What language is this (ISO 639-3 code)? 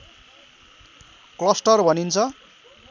nep